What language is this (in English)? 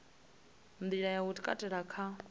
Venda